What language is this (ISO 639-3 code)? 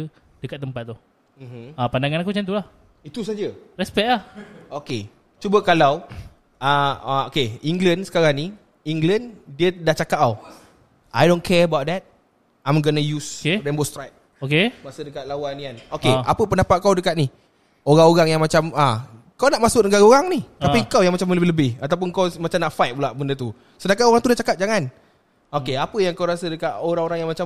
msa